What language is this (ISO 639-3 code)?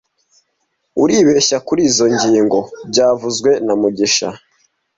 kin